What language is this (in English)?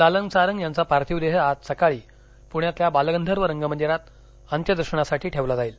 Marathi